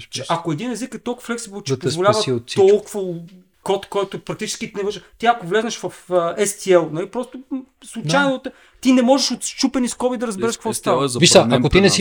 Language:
Bulgarian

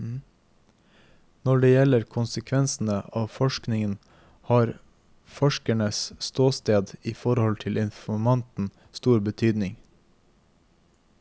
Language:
Norwegian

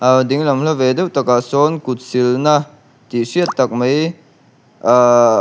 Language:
Mizo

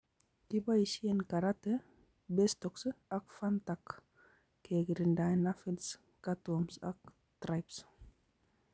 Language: Kalenjin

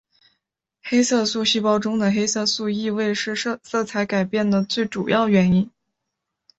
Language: Chinese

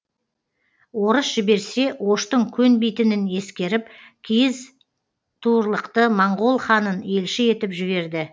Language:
Kazakh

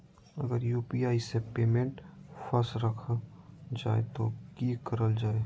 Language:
Magahi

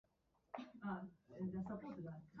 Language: Japanese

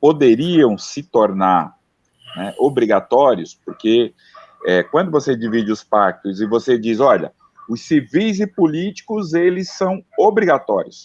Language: Portuguese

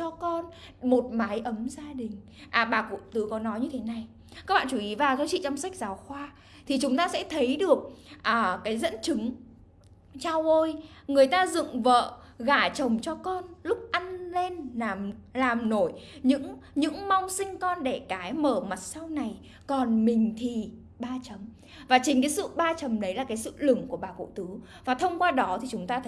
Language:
Vietnamese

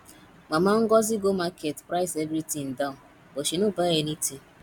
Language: Nigerian Pidgin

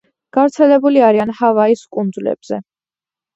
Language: Georgian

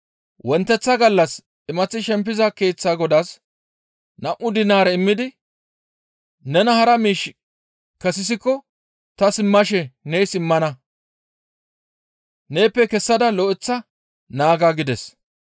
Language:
Gamo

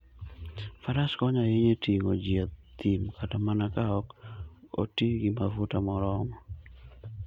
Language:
Luo (Kenya and Tanzania)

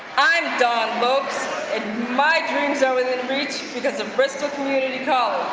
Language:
English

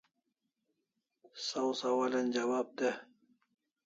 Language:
Kalasha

